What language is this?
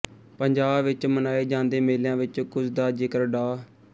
Punjabi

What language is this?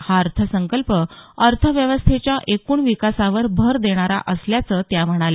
Marathi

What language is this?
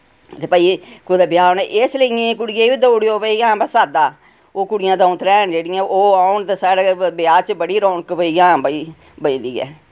Dogri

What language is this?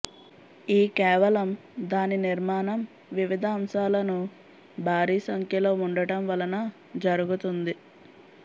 Telugu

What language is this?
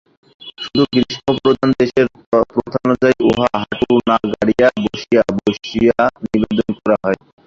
Bangla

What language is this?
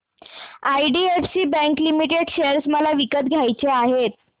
Marathi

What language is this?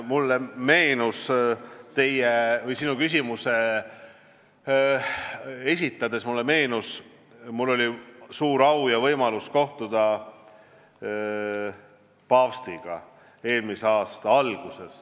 Estonian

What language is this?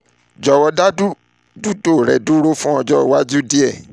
Yoruba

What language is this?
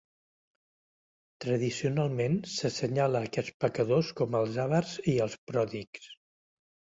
Catalan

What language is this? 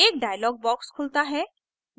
Hindi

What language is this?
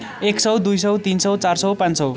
Nepali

